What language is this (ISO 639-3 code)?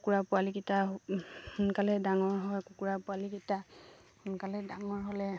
asm